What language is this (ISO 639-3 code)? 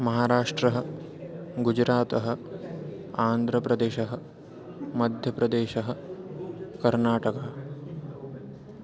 san